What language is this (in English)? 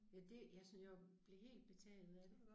Danish